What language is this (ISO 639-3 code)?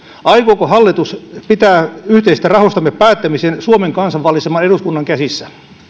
fin